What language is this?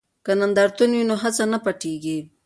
Pashto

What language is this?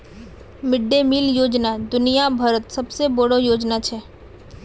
Magahi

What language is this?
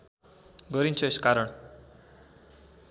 Nepali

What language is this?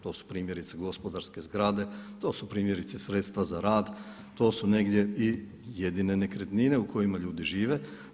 Croatian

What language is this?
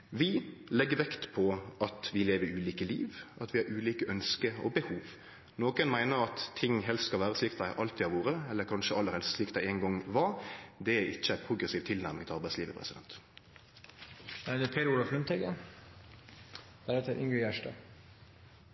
Norwegian Nynorsk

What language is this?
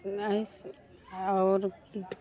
Maithili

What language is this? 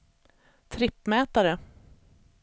Swedish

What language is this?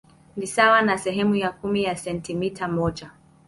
Swahili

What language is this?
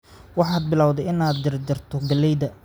Somali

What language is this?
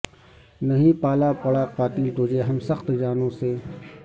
Urdu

